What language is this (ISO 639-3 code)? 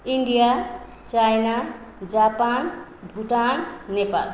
nep